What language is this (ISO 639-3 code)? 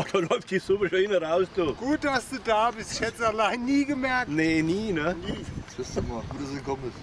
deu